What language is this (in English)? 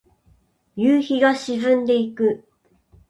Japanese